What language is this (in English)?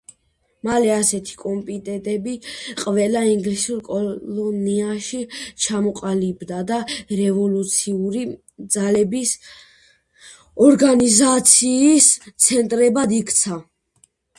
Georgian